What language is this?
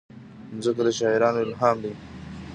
Pashto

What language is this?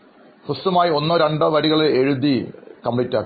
Malayalam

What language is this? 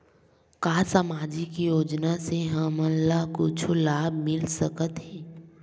Chhattisgarhi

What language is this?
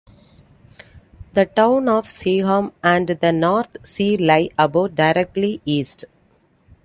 English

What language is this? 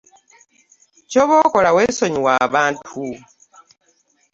Ganda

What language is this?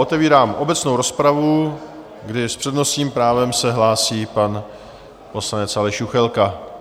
Czech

